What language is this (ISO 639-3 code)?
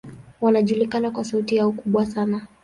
swa